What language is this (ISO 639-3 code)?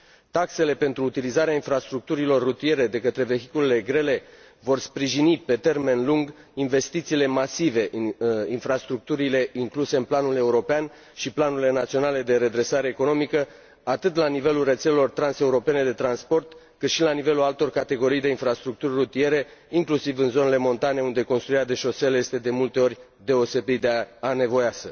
ron